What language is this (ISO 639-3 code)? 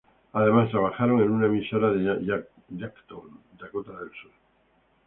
spa